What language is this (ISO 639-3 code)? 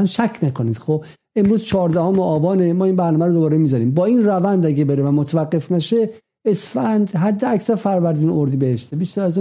fas